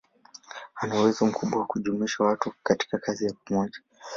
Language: Swahili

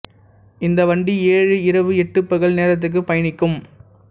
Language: Tamil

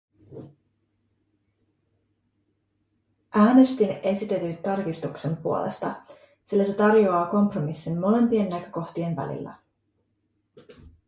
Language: Finnish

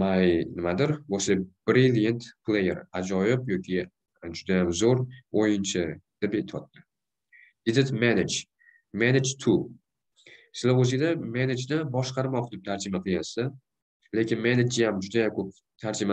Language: Turkish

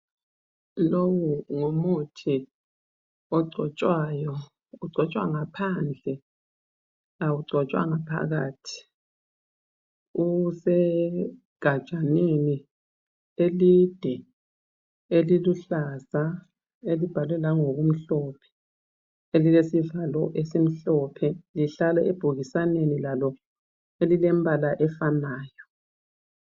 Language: North Ndebele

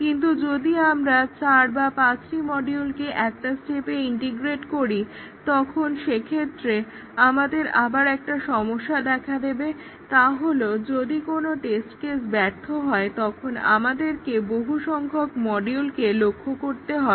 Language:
Bangla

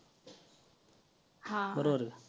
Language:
Marathi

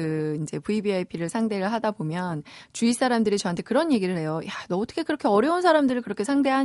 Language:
Korean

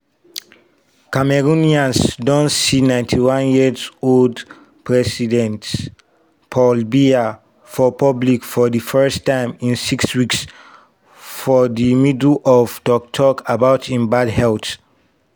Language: Nigerian Pidgin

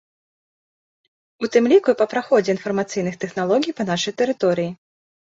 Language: Belarusian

